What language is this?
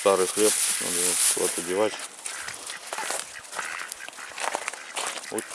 Russian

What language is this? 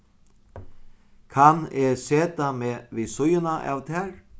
Faroese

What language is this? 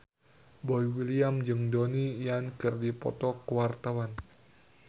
Sundanese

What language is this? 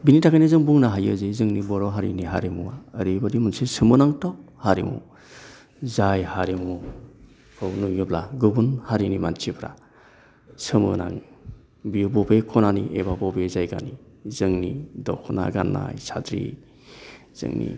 Bodo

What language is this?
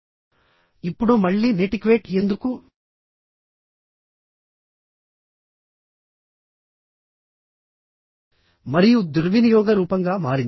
Telugu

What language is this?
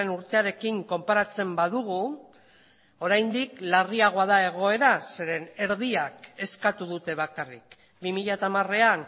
Basque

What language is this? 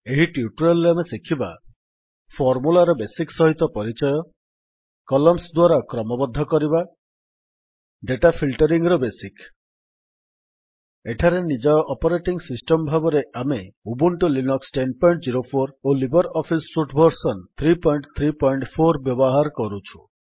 Odia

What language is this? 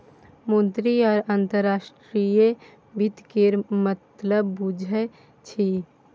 Maithili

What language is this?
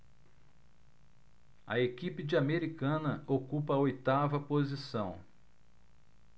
Portuguese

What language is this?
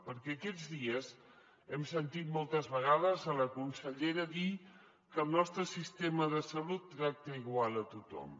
Catalan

